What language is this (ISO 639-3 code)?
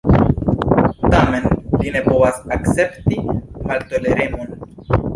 epo